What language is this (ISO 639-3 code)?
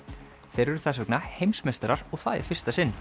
isl